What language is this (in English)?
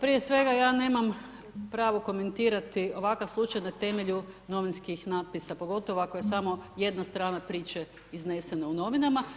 Croatian